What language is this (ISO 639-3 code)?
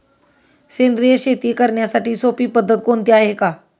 mar